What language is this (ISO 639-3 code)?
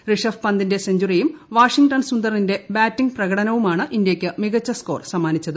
mal